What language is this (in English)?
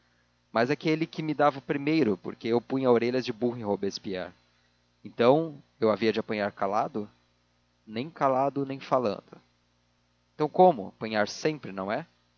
Portuguese